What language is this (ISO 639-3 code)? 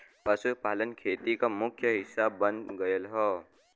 bho